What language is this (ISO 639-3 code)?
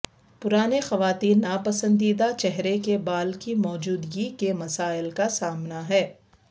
urd